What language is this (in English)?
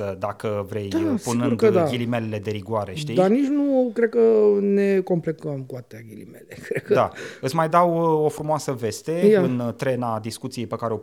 Romanian